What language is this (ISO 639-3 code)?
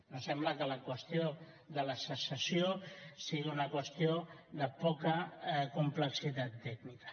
cat